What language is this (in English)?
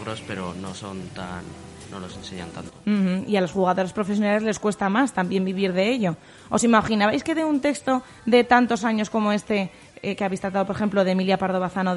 Spanish